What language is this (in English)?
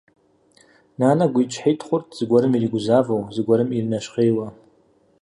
Kabardian